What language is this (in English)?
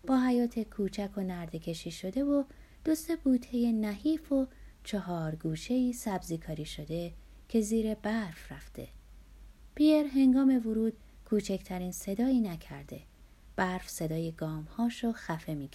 Persian